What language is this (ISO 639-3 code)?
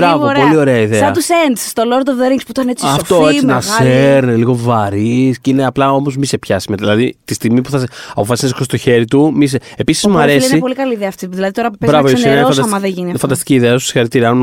ell